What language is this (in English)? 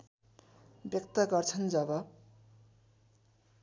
Nepali